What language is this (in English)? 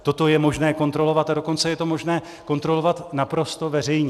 Czech